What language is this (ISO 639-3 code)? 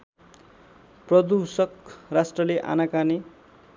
nep